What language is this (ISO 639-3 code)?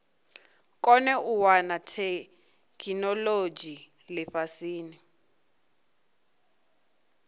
ven